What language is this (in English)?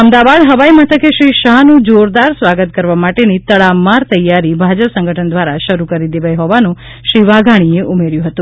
Gujarati